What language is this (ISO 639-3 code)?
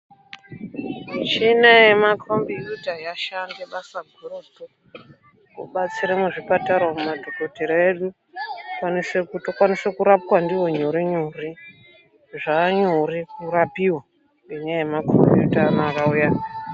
ndc